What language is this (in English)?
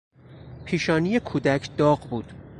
Persian